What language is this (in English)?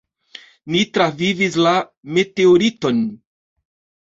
Esperanto